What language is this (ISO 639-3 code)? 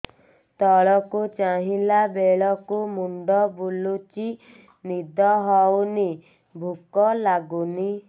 ori